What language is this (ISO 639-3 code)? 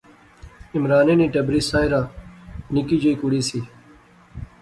phr